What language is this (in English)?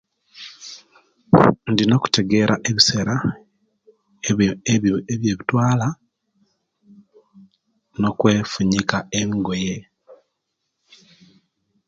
Kenyi